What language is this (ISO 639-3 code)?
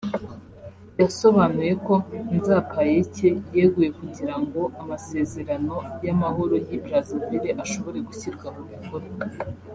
kin